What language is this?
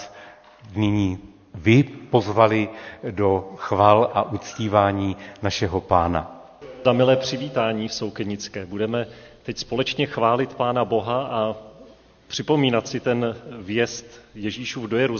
Czech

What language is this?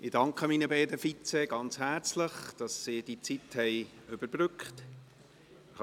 Swiss German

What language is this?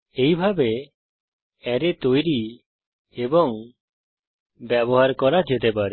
Bangla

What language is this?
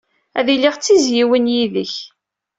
Kabyle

